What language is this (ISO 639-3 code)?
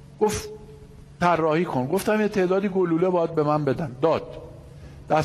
fas